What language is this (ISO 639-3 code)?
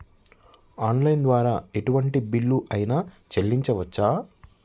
tel